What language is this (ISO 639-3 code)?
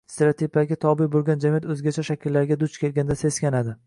uzb